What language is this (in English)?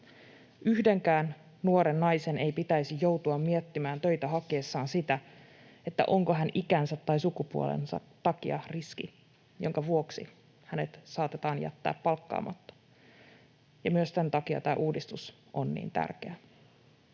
Finnish